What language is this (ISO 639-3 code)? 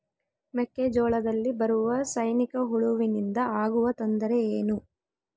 kan